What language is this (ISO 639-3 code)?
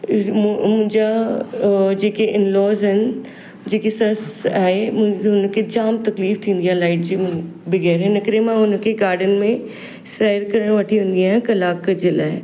snd